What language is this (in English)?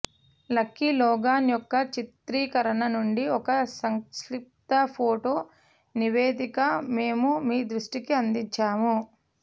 Telugu